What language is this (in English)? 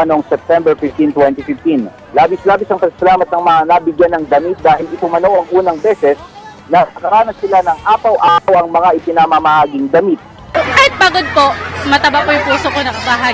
Filipino